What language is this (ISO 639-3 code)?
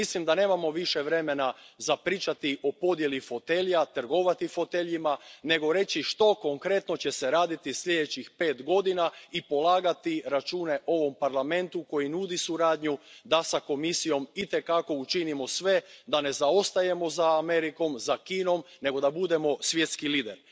hrv